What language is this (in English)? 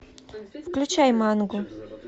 Russian